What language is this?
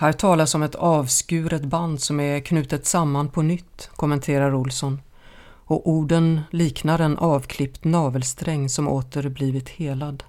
Swedish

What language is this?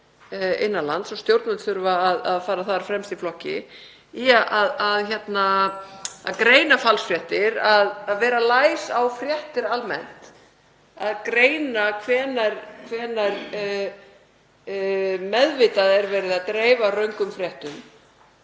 Icelandic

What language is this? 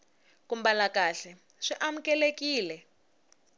Tsonga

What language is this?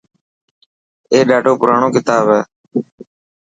Dhatki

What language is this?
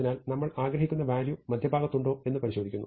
Malayalam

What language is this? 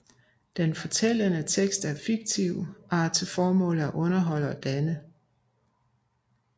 Danish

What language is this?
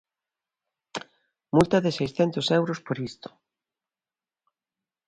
Galician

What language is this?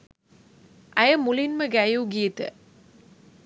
Sinhala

